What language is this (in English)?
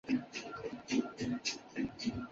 Chinese